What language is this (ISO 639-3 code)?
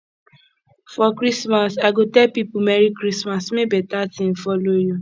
pcm